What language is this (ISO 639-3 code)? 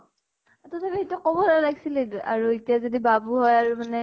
asm